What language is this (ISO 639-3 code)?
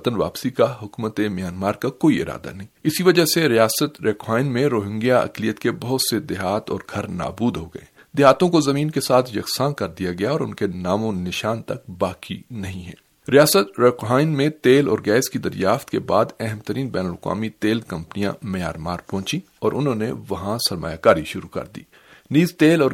urd